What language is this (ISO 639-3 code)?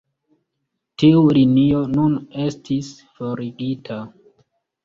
epo